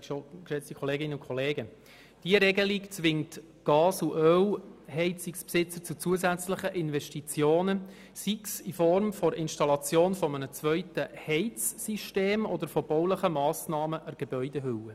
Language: Swiss German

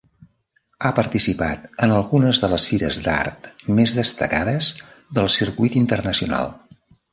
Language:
Catalan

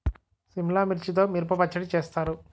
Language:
Telugu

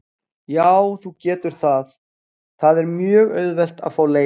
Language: Icelandic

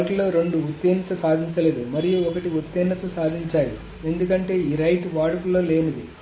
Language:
Telugu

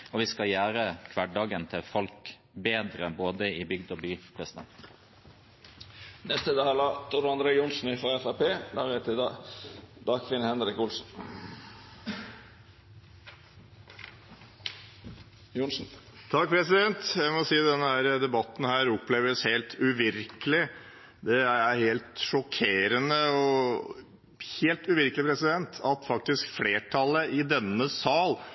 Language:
Norwegian Bokmål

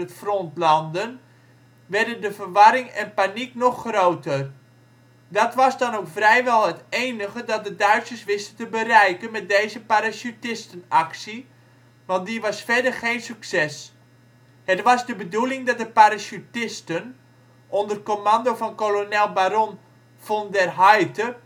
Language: Dutch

